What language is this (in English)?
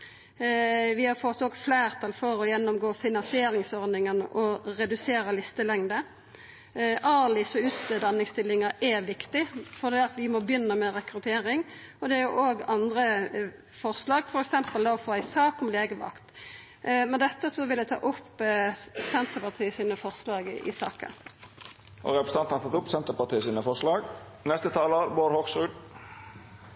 Norwegian Nynorsk